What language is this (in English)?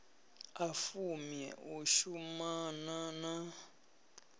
Venda